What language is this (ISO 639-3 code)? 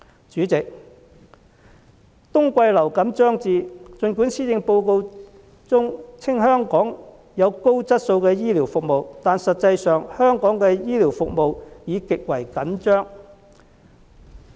yue